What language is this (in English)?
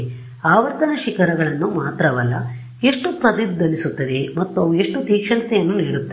Kannada